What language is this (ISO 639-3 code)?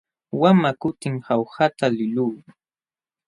qxw